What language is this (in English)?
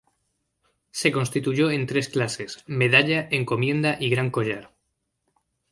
Spanish